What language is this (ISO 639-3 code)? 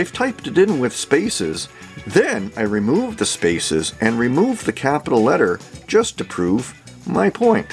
eng